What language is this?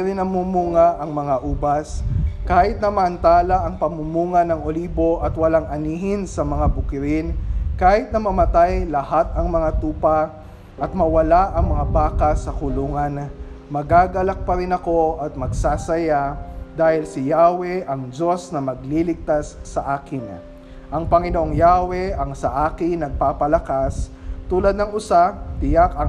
Filipino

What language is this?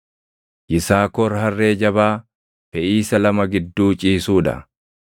Oromo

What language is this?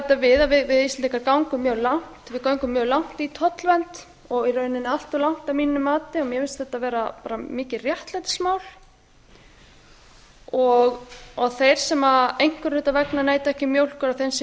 Icelandic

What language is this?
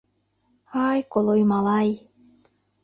Mari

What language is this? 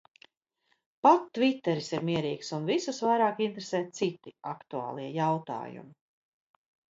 Latvian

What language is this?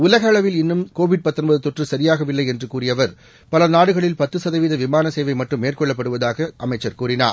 Tamil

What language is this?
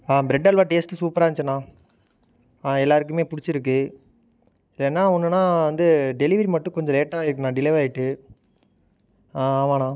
Tamil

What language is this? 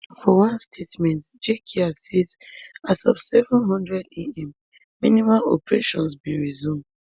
Nigerian Pidgin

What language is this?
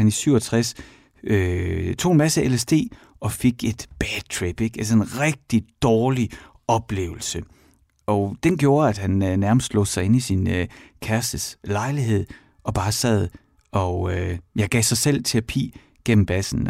Danish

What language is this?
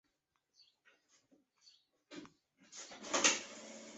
Chinese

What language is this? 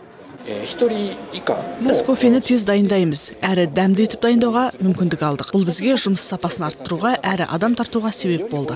Russian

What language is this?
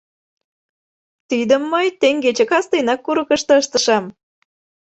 Mari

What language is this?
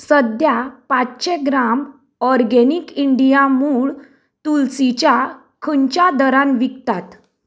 Konkani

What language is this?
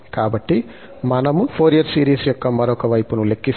Telugu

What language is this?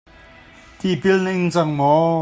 Hakha Chin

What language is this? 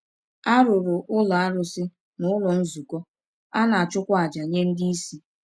Igbo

